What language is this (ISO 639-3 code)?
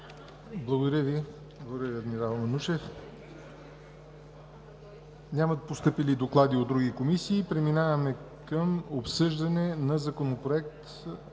bul